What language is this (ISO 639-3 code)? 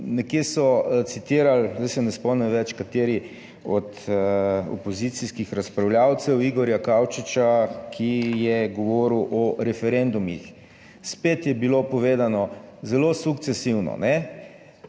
slv